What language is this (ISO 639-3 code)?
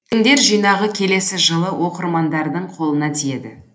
kaz